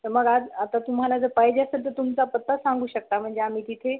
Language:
Marathi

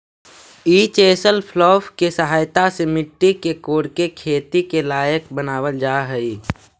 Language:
Magahi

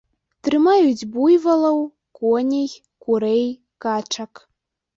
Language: Belarusian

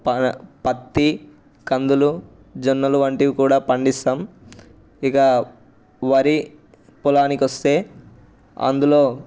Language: Telugu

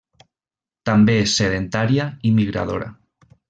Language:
Catalan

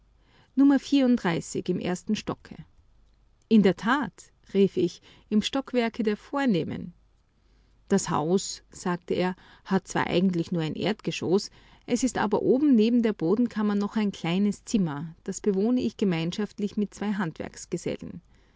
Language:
German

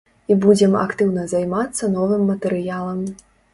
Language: Belarusian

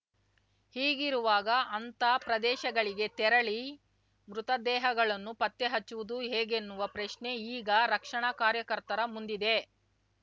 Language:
Kannada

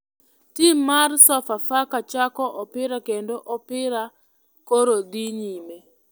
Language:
Luo (Kenya and Tanzania)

